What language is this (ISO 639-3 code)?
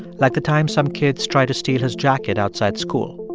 eng